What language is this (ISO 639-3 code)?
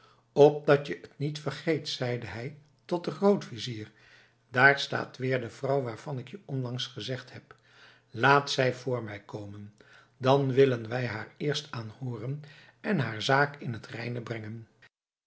nld